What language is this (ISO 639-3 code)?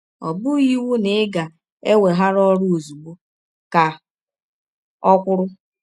ibo